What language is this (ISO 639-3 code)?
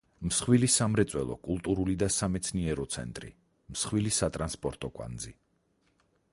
kat